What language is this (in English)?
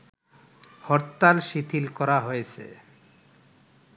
Bangla